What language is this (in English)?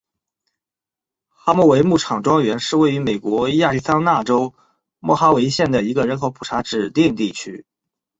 Chinese